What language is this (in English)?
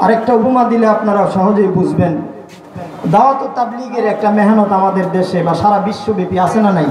Arabic